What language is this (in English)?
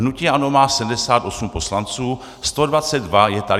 Czech